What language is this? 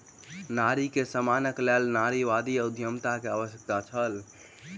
Maithili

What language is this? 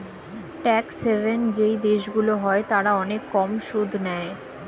Bangla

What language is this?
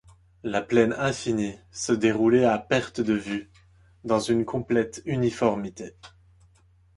French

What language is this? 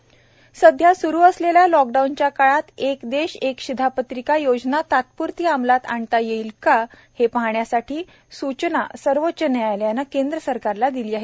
Marathi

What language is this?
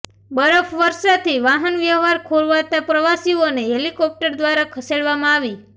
Gujarati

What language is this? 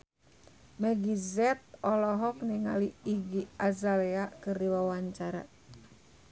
Sundanese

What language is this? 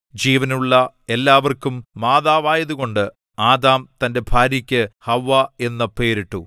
Malayalam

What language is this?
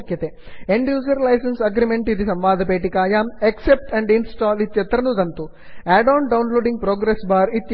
Sanskrit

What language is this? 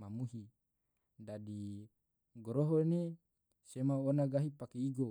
Tidore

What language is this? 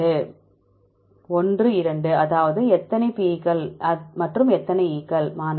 Tamil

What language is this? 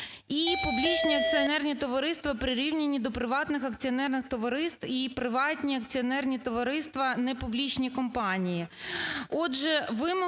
Ukrainian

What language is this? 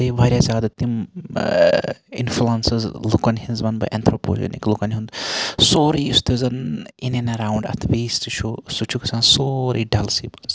Kashmiri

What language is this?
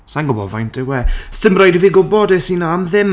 Welsh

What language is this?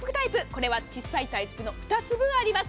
Japanese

